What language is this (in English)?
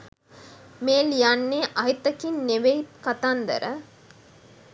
Sinhala